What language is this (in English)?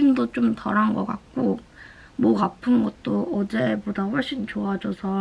Korean